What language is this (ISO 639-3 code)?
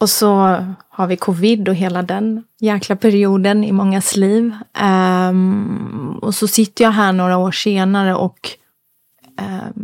swe